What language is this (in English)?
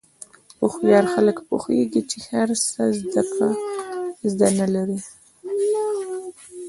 Pashto